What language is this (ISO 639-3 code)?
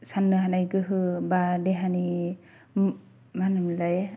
brx